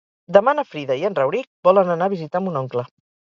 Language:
Catalan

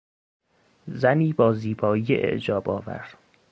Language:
Persian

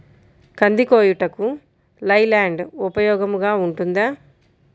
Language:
Telugu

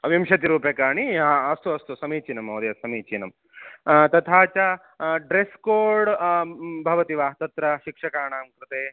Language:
Sanskrit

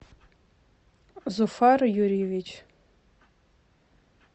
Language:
Russian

